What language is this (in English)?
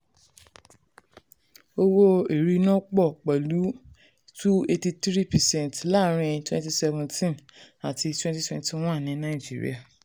Yoruba